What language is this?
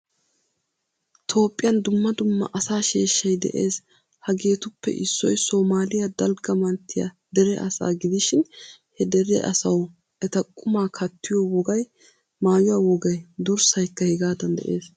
Wolaytta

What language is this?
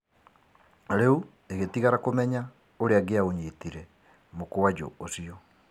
Kikuyu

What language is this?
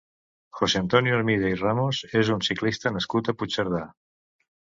Catalan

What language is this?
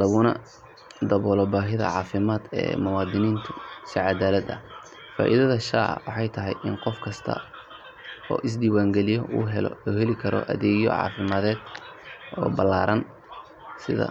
Somali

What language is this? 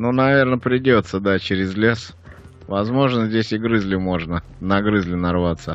Russian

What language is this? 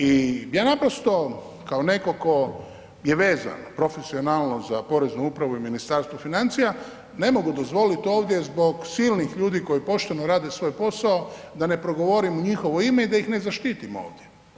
Croatian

